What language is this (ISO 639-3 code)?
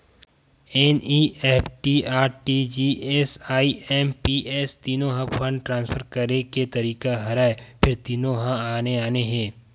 hne